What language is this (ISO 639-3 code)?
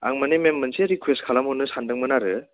brx